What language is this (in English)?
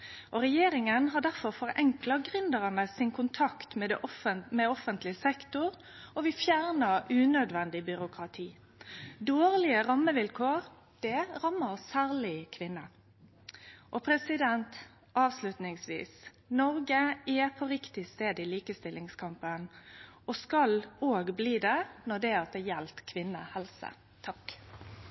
Norwegian